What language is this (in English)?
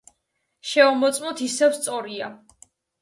Georgian